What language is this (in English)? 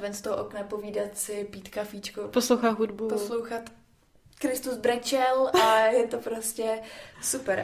Czech